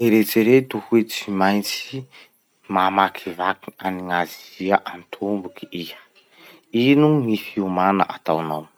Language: Masikoro Malagasy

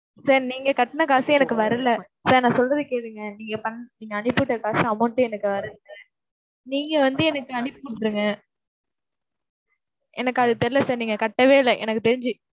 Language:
Tamil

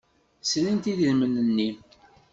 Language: Kabyle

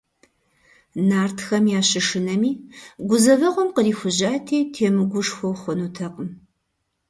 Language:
Kabardian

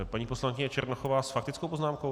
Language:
Czech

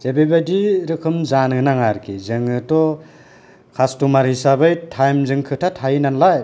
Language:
Bodo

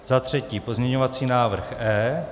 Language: Czech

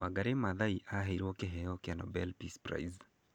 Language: Kikuyu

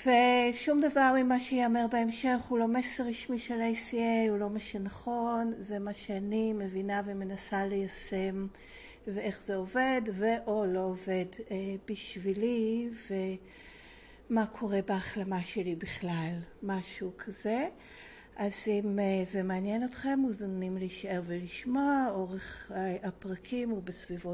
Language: Hebrew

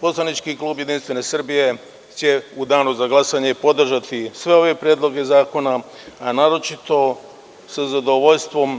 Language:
Serbian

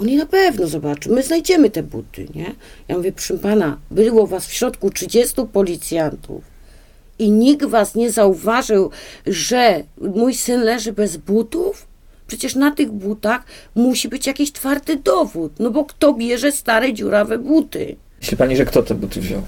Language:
Polish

